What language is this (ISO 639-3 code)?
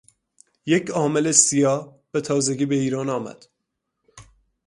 fas